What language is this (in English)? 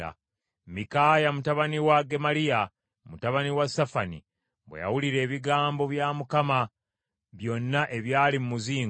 Ganda